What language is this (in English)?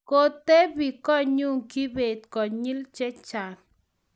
Kalenjin